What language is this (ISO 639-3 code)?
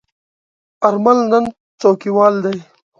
pus